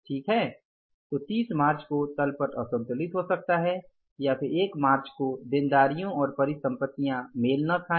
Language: Hindi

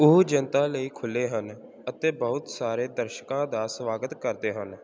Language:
Punjabi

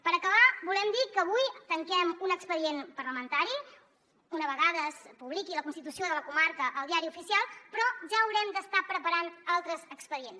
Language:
Catalan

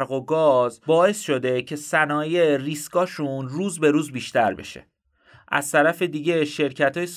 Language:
Persian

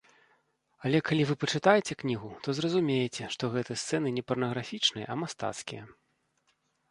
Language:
Belarusian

